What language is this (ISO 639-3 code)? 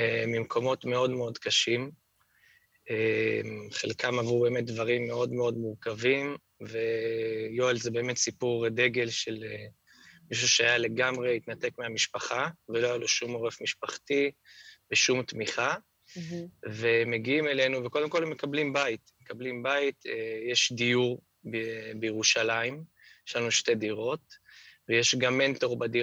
heb